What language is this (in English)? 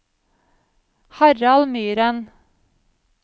Norwegian